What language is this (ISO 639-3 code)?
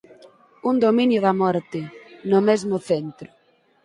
glg